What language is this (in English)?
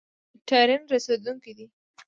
Pashto